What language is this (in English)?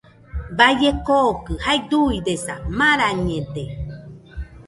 Nüpode Huitoto